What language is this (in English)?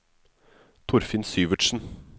Norwegian